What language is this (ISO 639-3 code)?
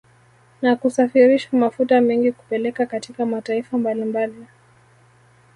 swa